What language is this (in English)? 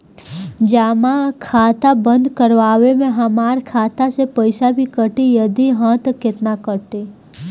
Bhojpuri